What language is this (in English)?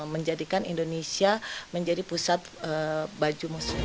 Indonesian